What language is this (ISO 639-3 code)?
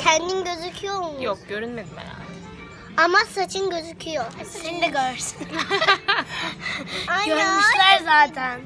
tur